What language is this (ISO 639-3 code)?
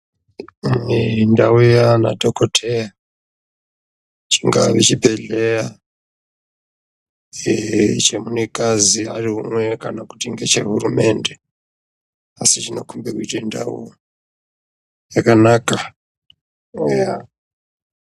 ndc